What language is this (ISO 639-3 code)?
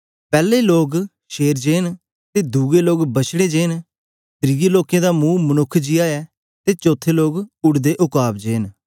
doi